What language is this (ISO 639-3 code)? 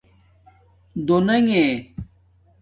dmk